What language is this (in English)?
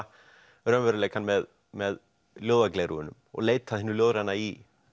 Icelandic